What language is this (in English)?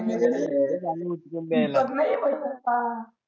Marathi